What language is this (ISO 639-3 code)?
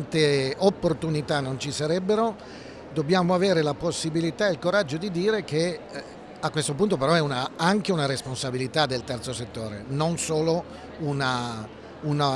ita